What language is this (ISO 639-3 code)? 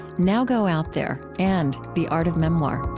eng